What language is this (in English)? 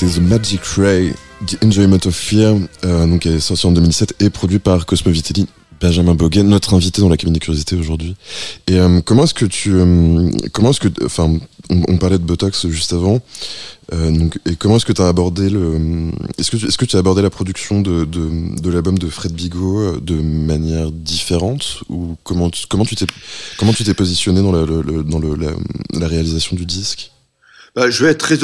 French